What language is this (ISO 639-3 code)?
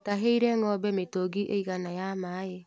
kik